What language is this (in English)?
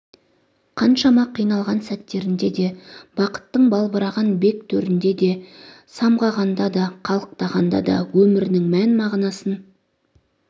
Kazakh